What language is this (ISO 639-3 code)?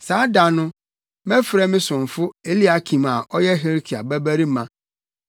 aka